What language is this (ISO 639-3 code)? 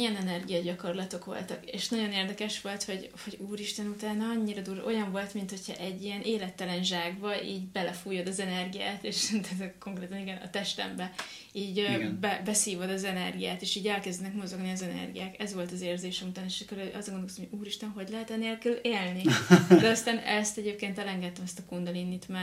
hun